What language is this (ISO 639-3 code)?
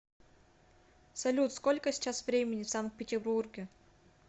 rus